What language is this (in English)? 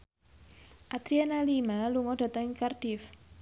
Javanese